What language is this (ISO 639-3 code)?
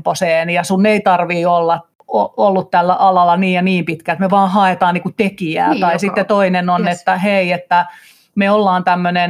fin